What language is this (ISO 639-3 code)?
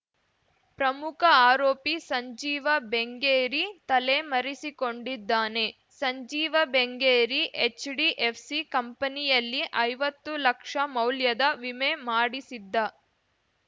kan